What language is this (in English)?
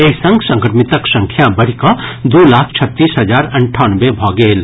Maithili